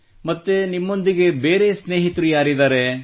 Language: Kannada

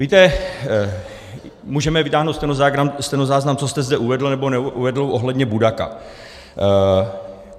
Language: Czech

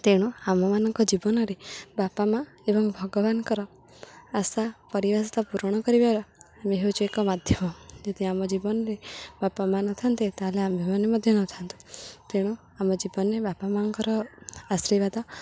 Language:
Odia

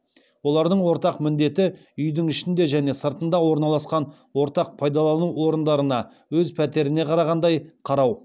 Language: Kazakh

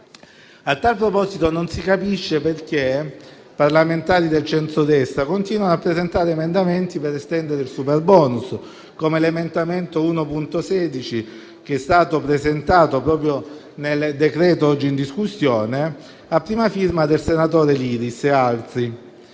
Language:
Italian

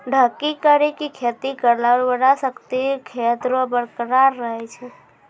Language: Maithili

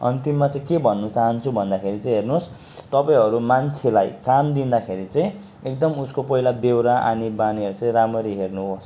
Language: Nepali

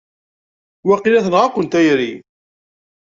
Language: Kabyle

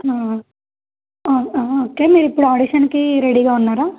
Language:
Telugu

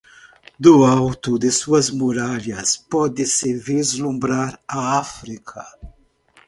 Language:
Portuguese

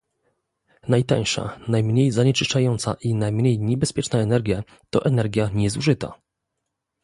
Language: Polish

